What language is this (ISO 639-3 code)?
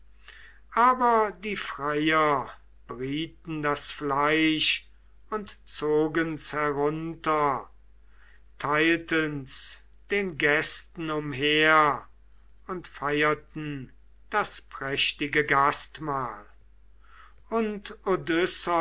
deu